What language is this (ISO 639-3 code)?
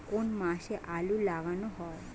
ben